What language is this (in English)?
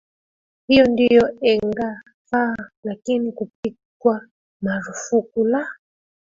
Swahili